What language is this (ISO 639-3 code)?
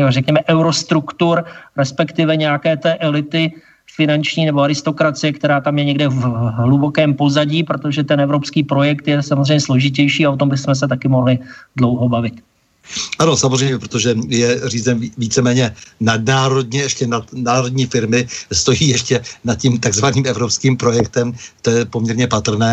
ces